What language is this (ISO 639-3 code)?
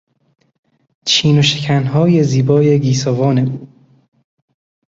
fas